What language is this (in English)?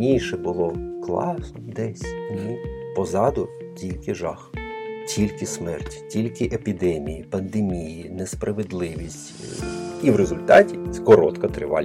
Ukrainian